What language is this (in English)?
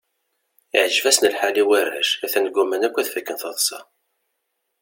Kabyle